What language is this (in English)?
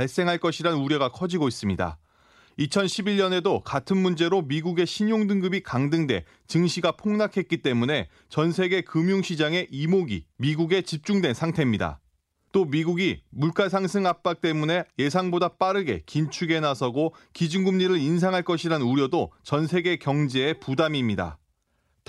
Korean